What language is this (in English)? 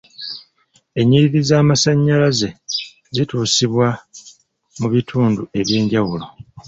Ganda